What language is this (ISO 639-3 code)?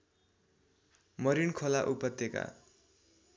nep